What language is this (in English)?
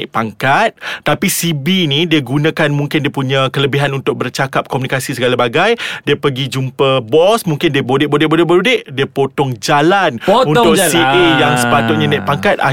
Malay